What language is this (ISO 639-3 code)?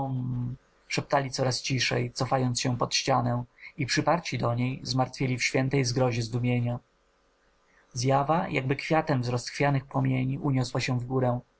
pol